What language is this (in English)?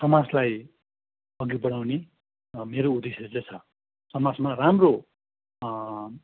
Nepali